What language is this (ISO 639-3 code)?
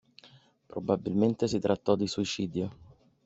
ita